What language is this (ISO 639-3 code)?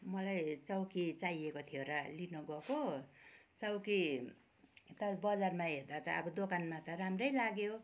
nep